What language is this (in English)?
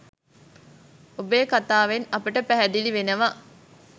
Sinhala